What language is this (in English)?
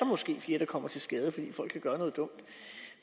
Danish